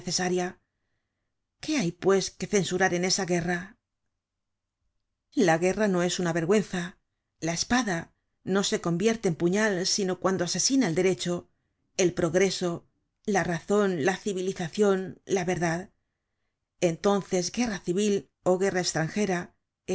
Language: Spanish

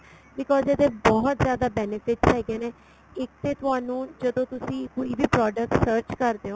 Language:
Punjabi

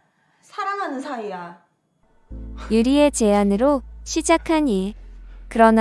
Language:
Korean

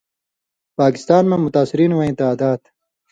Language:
Indus Kohistani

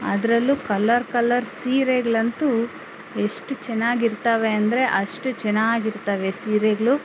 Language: Kannada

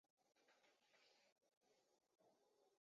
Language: Chinese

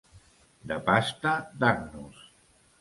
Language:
Catalan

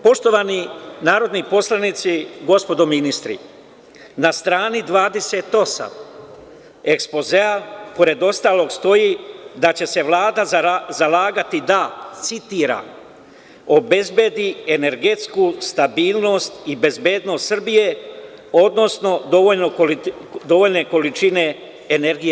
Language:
Serbian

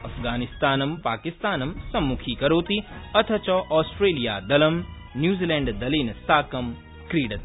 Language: Sanskrit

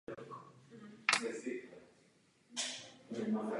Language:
Czech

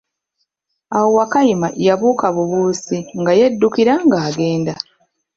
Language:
Ganda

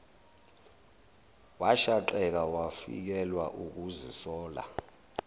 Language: Zulu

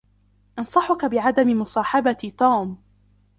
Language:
Arabic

